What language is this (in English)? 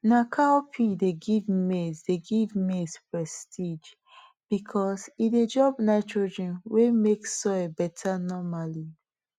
Nigerian Pidgin